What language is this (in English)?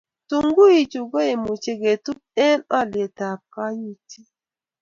Kalenjin